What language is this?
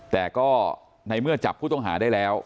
Thai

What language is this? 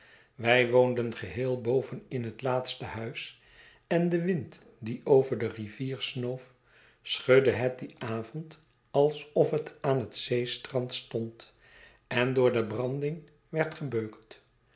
Dutch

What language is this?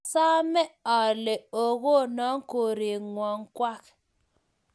Kalenjin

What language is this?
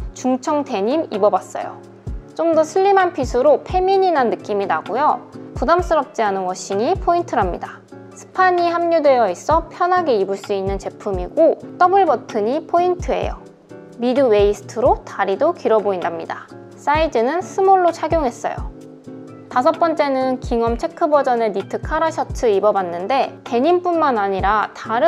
Korean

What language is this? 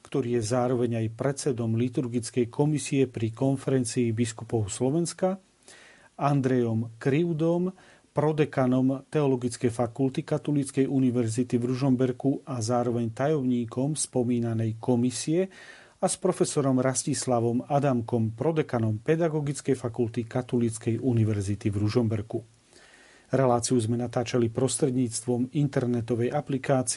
Slovak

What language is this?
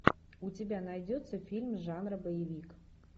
Russian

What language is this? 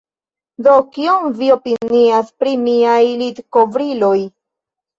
Esperanto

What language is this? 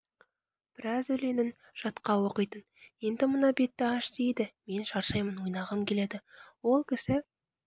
Kazakh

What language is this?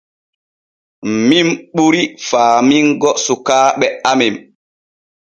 Borgu Fulfulde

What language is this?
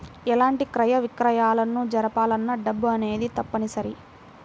Telugu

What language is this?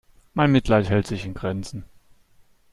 German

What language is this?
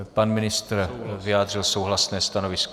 Czech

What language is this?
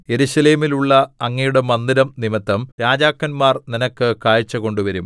Malayalam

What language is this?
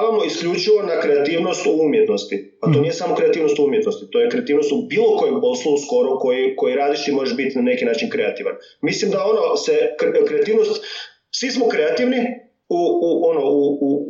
Croatian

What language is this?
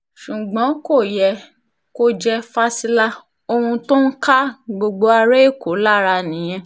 Yoruba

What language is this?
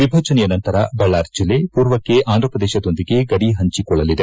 Kannada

